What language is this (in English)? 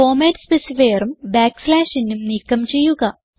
Malayalam